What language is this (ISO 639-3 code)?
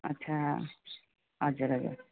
nep